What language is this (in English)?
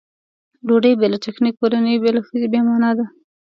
Pashto